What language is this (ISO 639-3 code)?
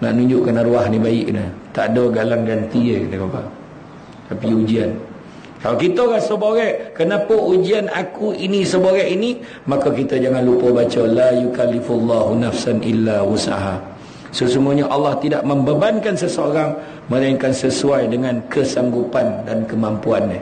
msa